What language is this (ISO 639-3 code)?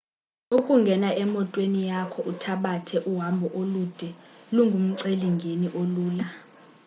xho